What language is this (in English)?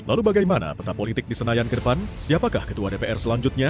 Indonesian